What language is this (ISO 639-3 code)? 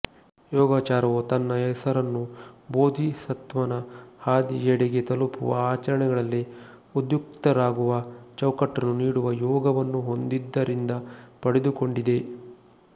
kan